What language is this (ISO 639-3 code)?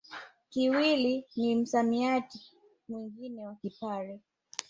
swa